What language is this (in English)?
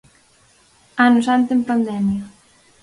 Galician